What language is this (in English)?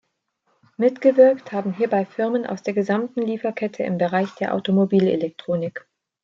German